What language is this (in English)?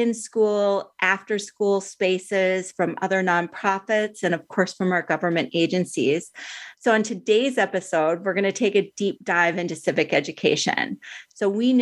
English